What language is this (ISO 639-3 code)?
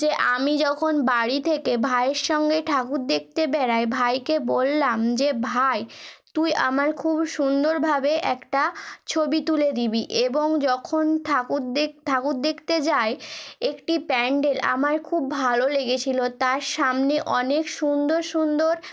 ben